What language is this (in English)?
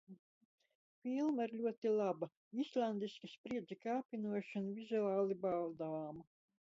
Latvian